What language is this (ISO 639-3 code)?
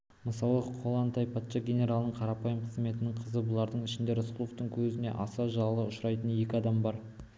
kaz